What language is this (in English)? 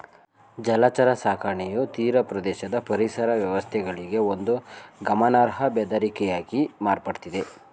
Kannada